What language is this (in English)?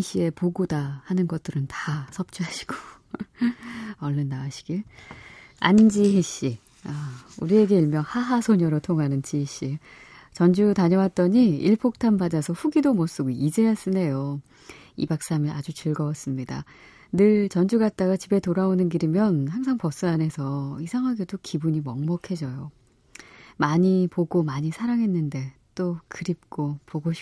Korean